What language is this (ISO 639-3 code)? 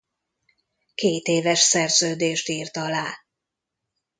hun